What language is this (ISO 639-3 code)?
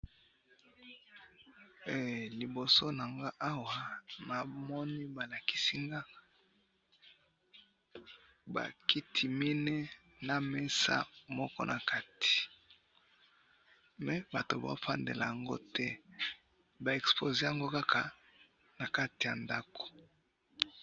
lin